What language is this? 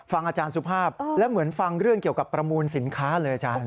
Thai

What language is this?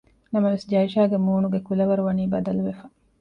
Divehi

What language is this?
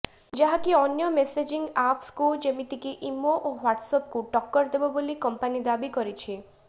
Odia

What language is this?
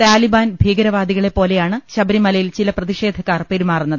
Malayalam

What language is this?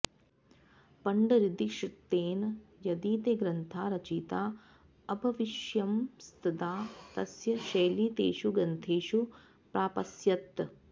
Sanskrit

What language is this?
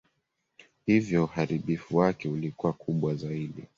Swahili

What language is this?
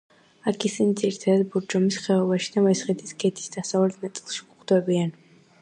Georgian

